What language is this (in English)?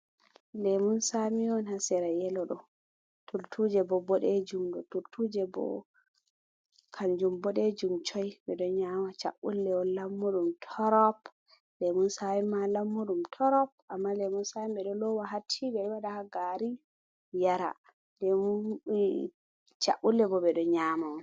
Fula